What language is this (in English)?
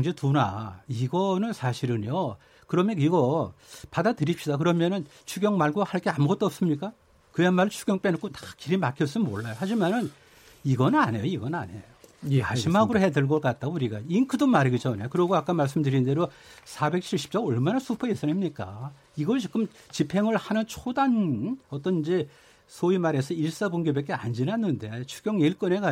Korean